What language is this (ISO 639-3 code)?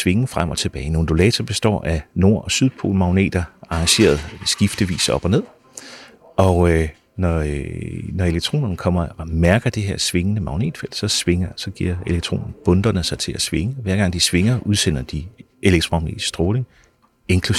dan